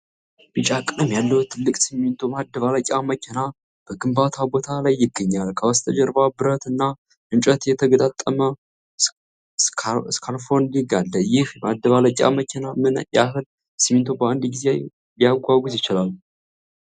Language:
Amharic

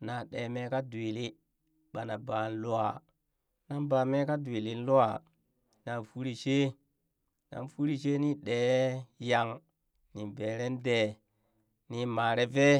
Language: Burak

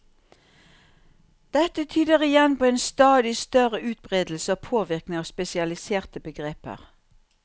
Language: Norwegian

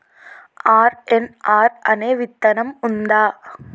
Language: Telugu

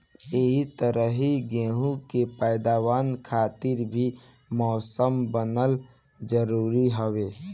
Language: Bhojpuri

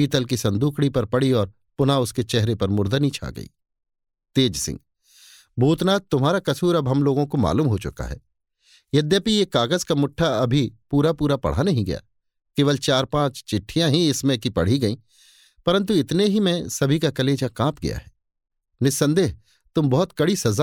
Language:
Hindi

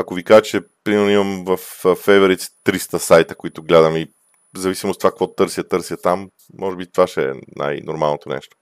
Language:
Bulgarian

